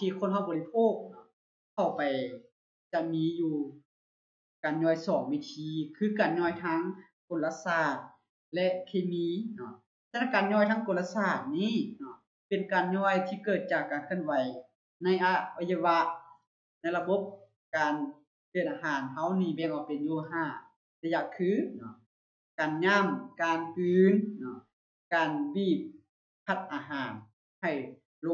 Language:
Thai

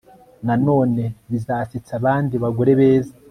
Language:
Kinyarwanda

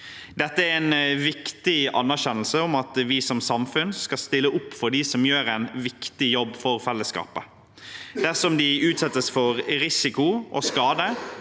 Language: Norwegian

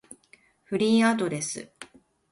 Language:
Japanese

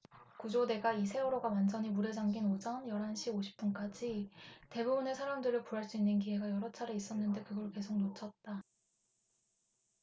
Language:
Korean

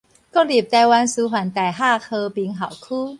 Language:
Min Nan Chinese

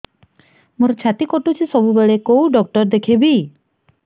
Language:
Odia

